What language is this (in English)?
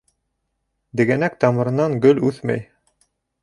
Bashkir